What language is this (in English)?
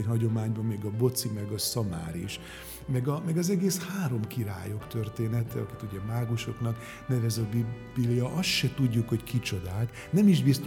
Hungarian